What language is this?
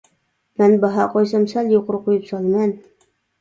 Uyghur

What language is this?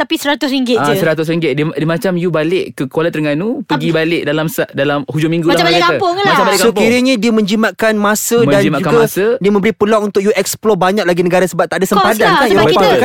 Malay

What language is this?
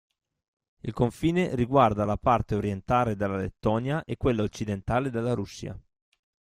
Italian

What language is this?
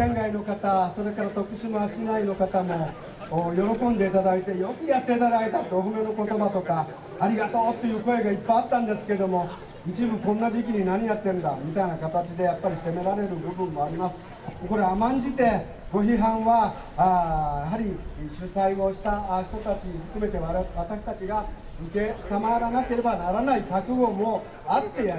Japanese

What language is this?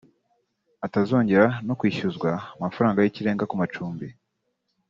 Kinyarwanda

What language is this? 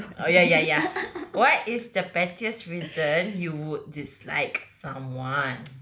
English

